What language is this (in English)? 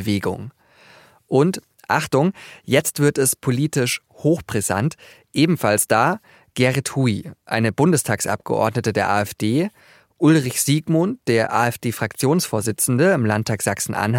German